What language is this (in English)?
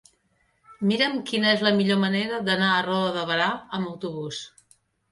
Catalan